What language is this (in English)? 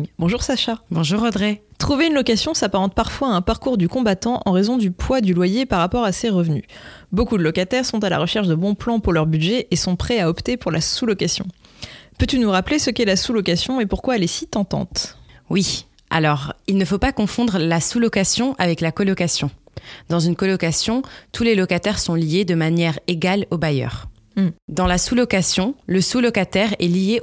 French